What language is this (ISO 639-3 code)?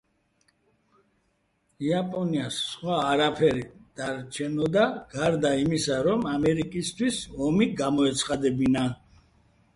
kat